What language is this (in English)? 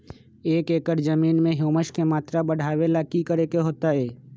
Magahi